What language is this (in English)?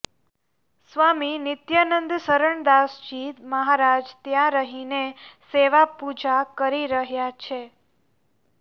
Gujarati